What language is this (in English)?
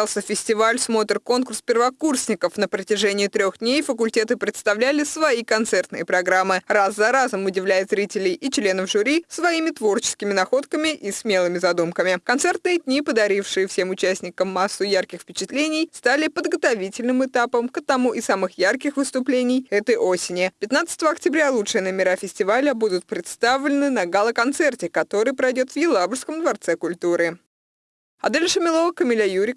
Russian